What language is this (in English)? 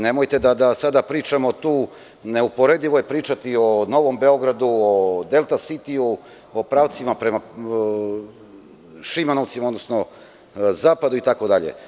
Serbian